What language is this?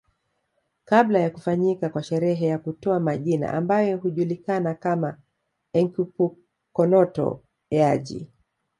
Swahili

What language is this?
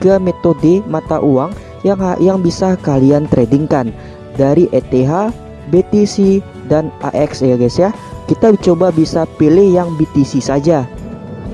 Indonesian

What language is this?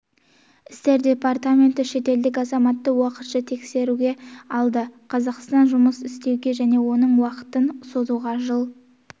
Kazakh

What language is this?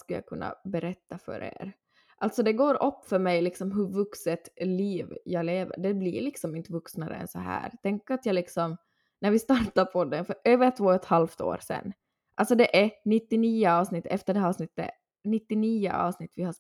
Swedish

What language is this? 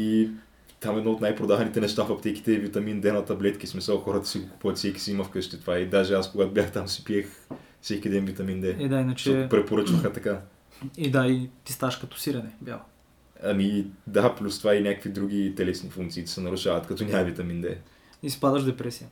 Bulgarian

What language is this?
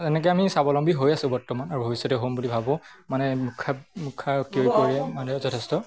Assamese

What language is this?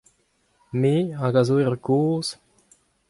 Breton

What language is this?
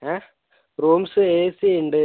Malayalam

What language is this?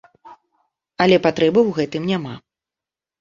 Belarusian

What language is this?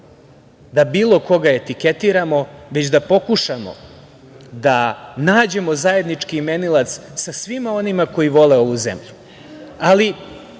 Serbian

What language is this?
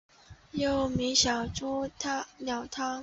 Chinese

